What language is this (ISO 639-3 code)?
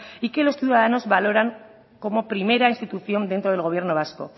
spa